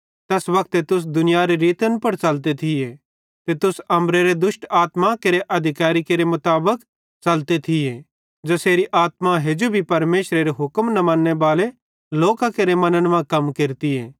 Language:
Bhadrawahi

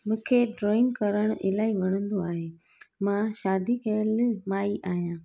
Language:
Sindhi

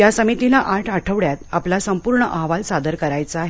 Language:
Marathi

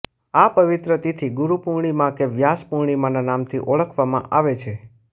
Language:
Gujarati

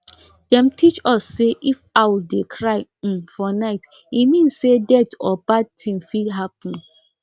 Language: Nigerian Pidgin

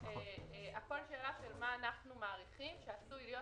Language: Hebrew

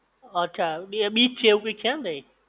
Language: Gujarati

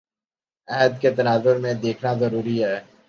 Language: Urdu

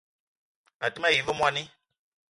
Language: Eton (Cameroon)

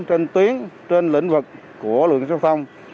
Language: Vietnamese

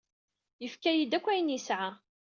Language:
Kabyle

